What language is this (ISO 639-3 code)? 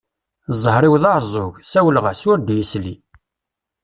kab